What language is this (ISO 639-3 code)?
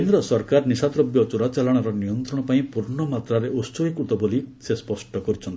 ori